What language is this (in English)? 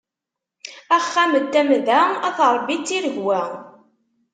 Kabyle